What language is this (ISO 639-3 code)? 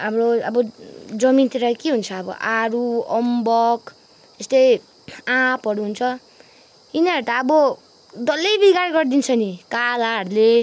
nep